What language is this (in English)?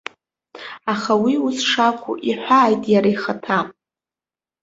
Abkhazian